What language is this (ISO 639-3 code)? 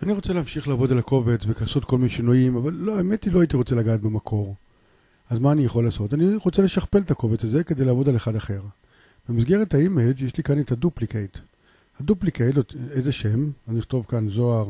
heb